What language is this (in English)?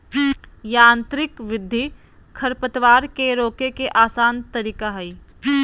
Magahi